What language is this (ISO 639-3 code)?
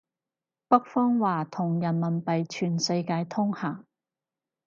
yue